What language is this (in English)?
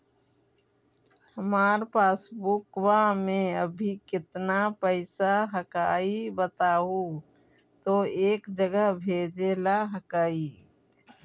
Magahi